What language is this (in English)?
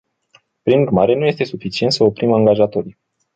Romanian